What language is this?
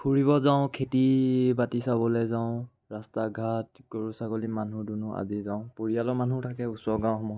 Assamese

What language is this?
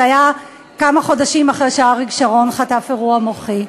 Hebrew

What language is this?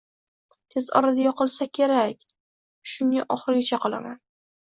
Uzbek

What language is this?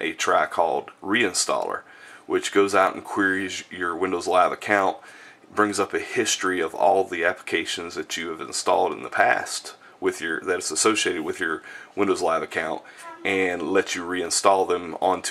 English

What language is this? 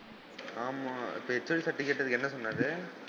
Tamil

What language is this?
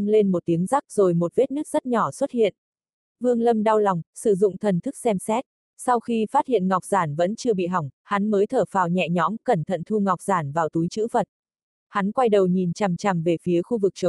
Vietnamese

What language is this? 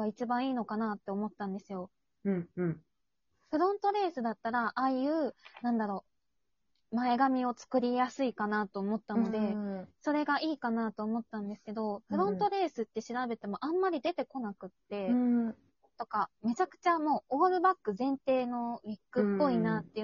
Japanese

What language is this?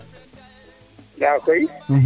Serer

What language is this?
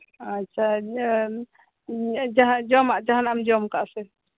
Santali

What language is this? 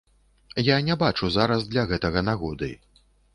Belarusian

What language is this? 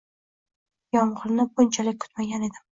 Uzbek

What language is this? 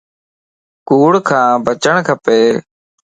Lasi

